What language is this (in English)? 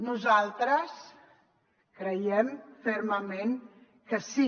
Catalan